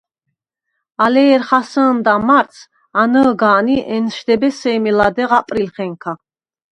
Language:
Svan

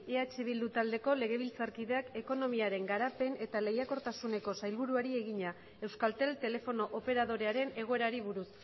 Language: Basque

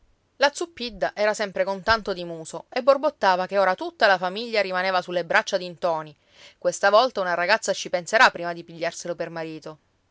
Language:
Italian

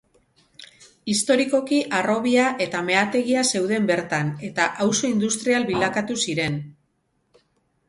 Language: Basque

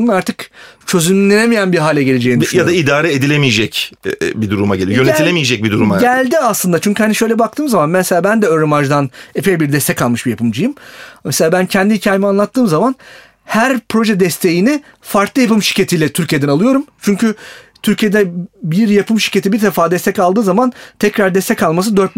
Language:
Turkish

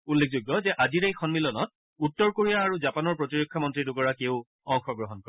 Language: Assamese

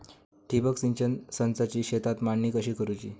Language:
Marathi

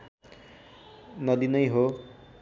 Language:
Nepali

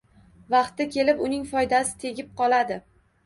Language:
Uzbek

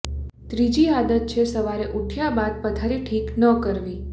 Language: Gujarati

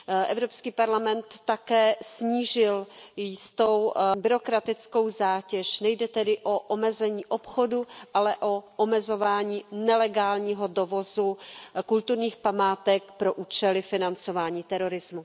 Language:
Czech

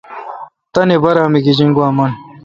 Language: Kalkoti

